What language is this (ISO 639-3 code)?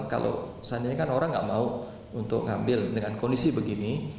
ind